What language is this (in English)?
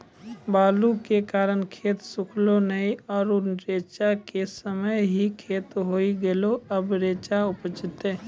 Maithili